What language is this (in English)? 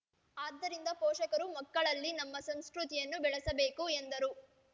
Kannada